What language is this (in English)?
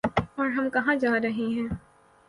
Urdu